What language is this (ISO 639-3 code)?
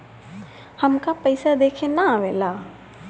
bho